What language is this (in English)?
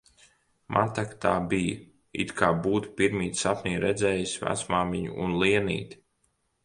Latvian